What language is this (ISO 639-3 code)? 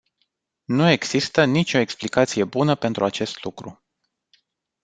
ron